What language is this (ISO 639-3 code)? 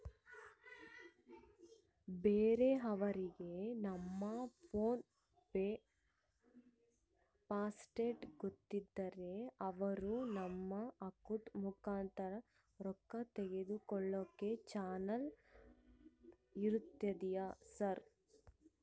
kan